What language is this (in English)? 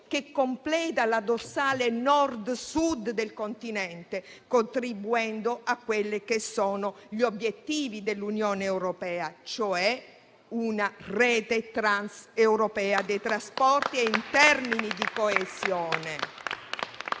Italian